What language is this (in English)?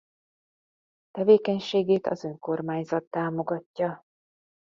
Hungarian